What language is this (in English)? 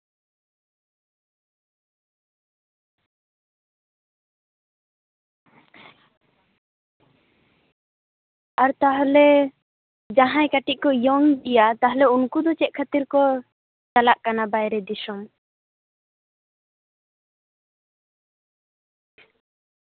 Santali